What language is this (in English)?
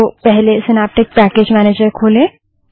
Hindi